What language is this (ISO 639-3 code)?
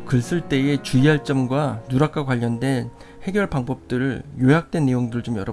kor